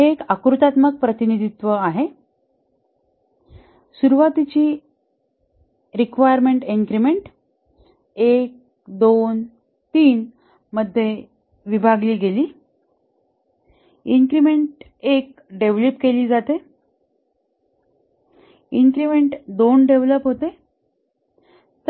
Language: Marathi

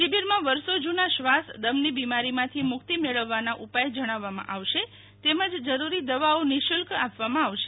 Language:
Gujarati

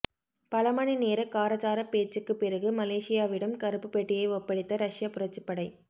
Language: Tamil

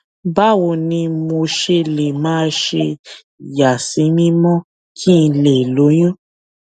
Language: Yoruba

